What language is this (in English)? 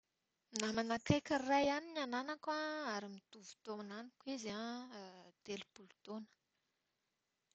Malagasy